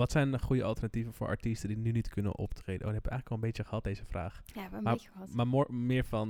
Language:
Dutch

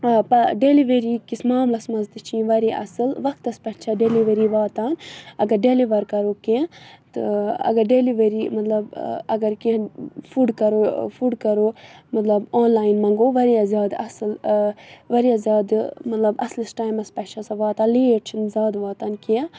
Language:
Kashmiri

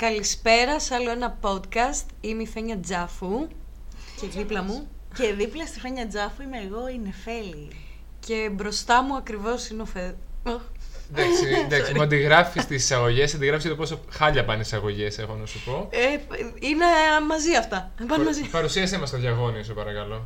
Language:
Greek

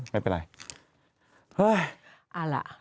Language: Thai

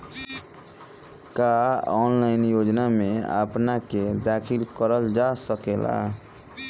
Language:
Bhojpuri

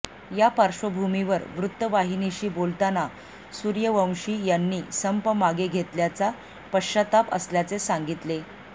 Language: Marathi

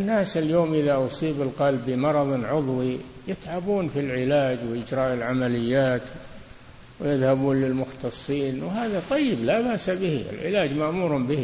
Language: Arabic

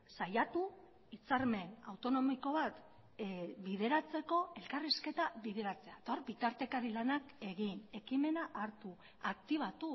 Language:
Basque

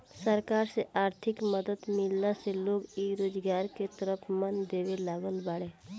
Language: Bhojpuri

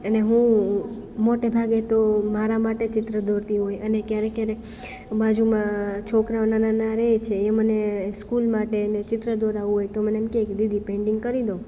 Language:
Gujarati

